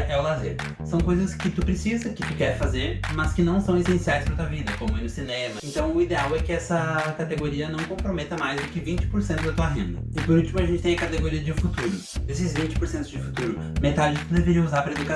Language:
Portuguese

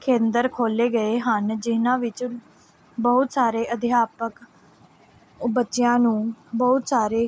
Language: Punjabi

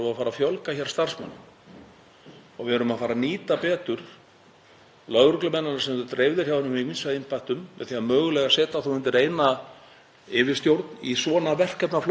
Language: Icelandic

